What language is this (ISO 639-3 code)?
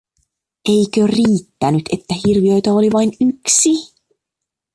fin